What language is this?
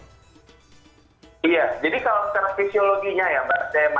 Indonesian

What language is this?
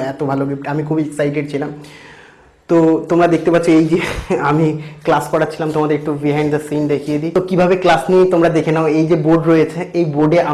Bangla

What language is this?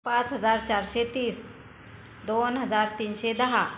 Marathi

